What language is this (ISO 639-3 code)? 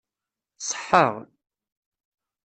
kab